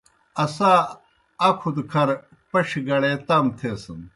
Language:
Kohistani Shina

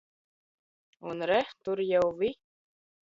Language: Latvian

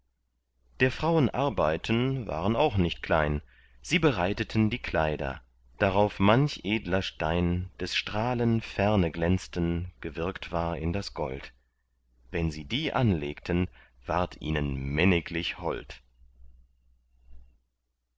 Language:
German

